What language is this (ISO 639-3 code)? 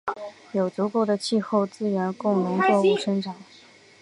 zho